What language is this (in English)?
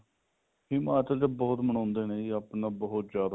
Punjabi